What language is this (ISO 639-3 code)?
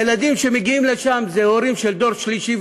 heb